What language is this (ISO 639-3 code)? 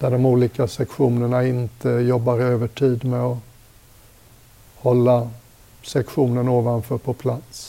swe